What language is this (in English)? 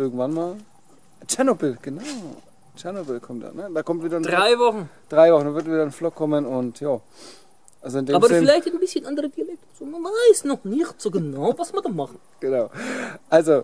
German